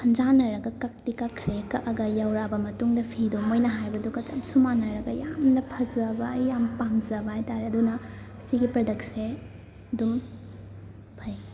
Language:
Manipuri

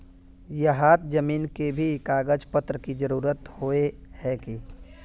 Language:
Magahi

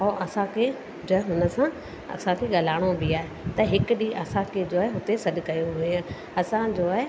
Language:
Sindhi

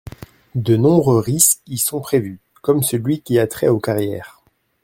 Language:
French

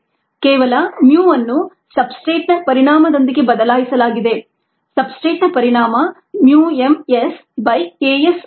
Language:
Kannada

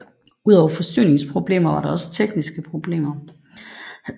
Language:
Danish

